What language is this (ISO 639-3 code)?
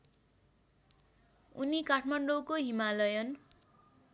nep